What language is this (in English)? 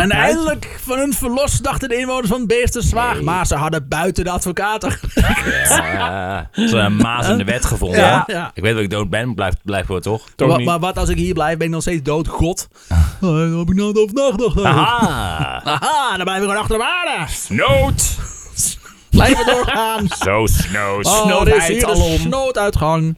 Dutch